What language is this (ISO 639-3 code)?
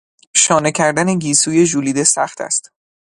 fas